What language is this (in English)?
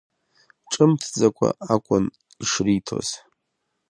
Abkhazian